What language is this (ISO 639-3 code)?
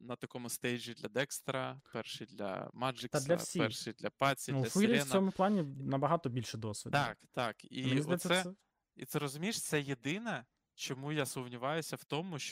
ukr